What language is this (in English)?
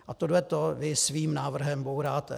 Czech